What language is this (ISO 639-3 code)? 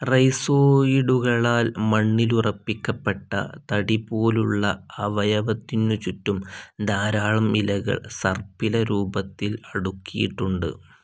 mal